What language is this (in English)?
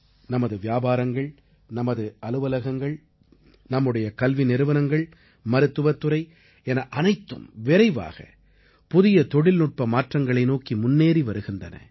Tamil